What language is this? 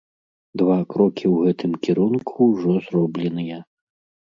Belarusian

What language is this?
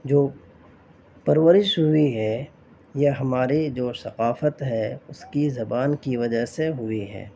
Urdu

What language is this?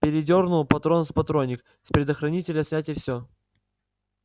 Russian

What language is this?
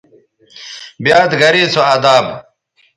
Bateri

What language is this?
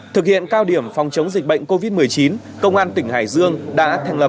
Vietnamese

